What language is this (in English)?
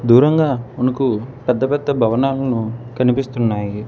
Telugu